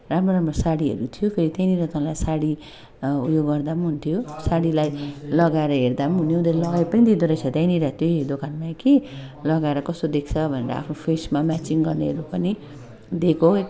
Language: Nepali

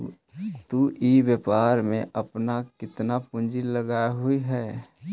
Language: Magahi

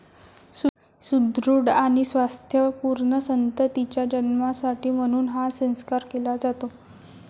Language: Marathi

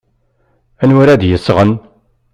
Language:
Kabyle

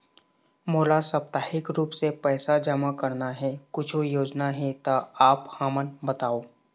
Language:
Chhattisgarhi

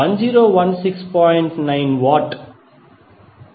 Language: Telugu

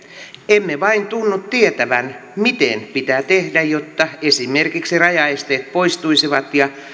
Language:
Finnish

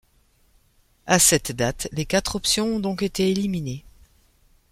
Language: French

